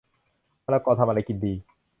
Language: Thai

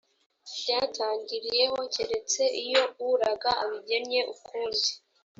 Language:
Kinyarwanda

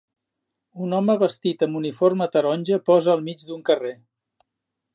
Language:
Catalan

